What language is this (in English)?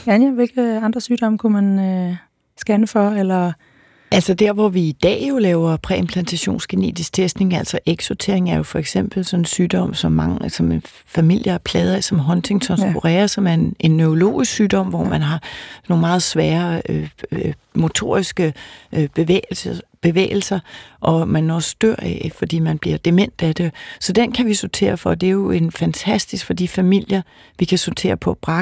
Danish